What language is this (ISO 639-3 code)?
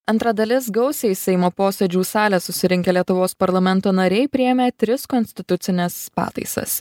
lit